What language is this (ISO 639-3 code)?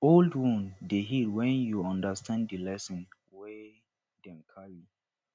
pcm